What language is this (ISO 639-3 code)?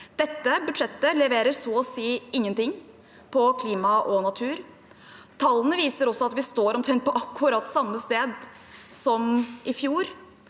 nor